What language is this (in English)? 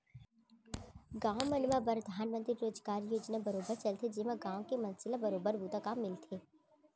Chhattisgarhi